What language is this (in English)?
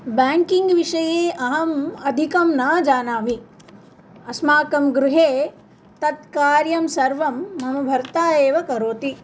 Sanskrit